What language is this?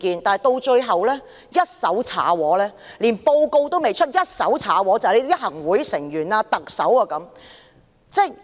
Cantonese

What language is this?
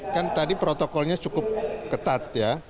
Indonesian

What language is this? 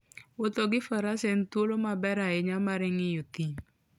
Luo (Kenya and Tanzania)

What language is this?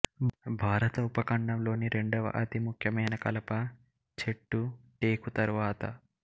Telugu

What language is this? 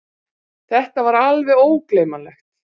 Icelandic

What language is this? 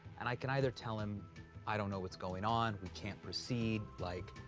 English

